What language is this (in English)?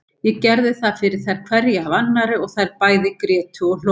Icelandic